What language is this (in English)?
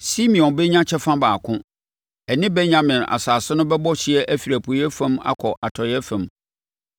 Akan